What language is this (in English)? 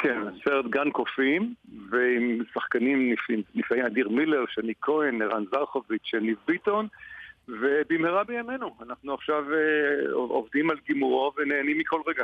Hebrew